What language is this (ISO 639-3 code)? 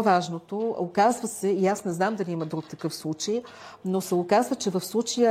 bul